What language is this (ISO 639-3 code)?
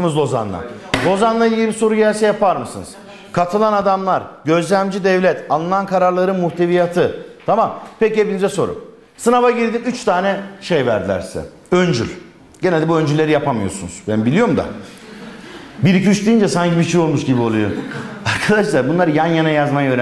tur